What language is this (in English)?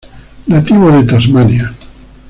Spanish